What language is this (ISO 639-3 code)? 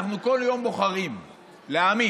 heb